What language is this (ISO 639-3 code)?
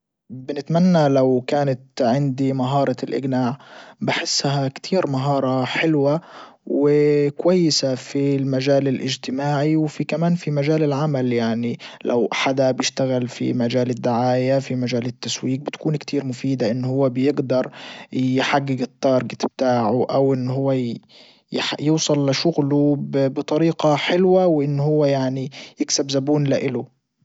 ayl